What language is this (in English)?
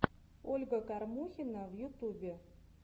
Russian